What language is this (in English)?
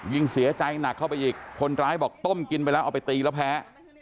Thai